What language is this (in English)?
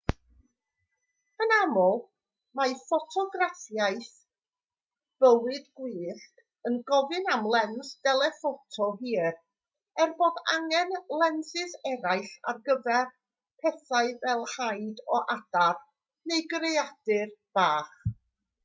Welsh